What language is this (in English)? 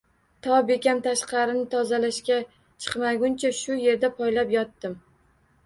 Uzbek